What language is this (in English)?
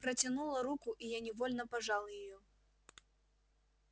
Russian